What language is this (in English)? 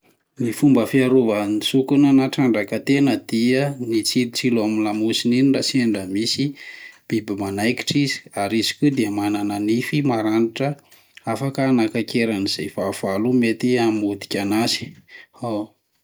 Malagasy